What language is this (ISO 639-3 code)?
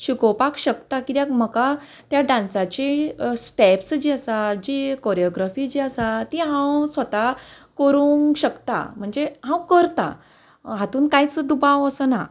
kok